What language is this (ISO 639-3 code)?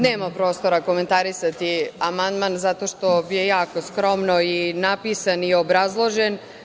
srp